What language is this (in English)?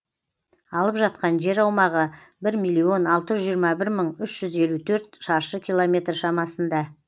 Kazakh